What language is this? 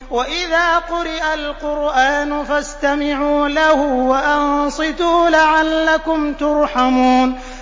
Arabic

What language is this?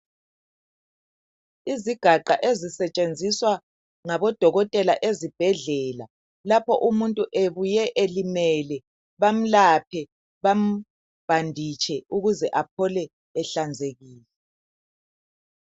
North Ndebele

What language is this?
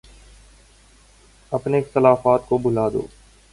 Urdu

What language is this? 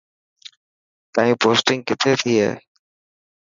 Dhatki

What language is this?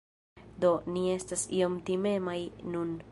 Esperanto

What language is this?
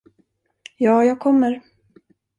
Swedish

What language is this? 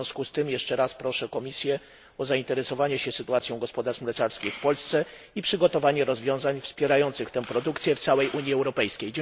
Polish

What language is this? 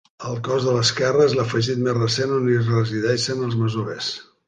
Catalan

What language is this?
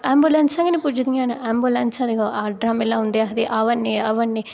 Dogri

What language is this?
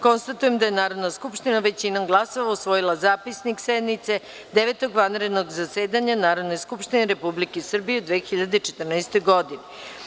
Serbian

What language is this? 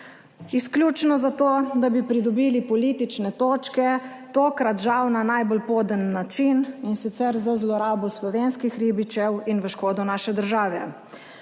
Slovenian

